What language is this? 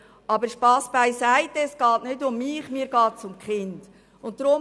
Swiss German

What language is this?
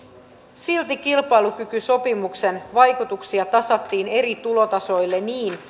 Finnish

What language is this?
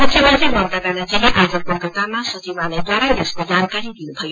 Nepali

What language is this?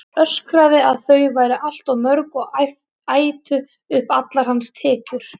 Icelandic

